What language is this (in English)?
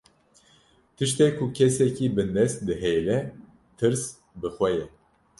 Kurdish